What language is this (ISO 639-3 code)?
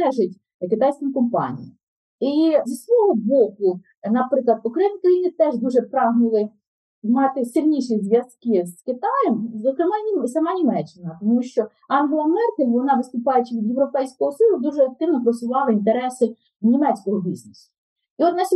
ukr